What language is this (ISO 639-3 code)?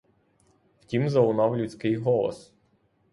ukr